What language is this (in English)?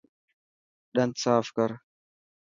Dhatki